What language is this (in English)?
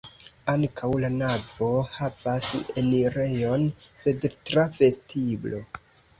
Esperanto